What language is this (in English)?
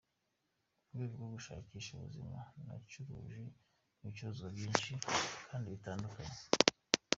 Kinyarwanda